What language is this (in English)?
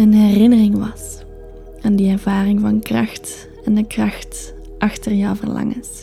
Dutch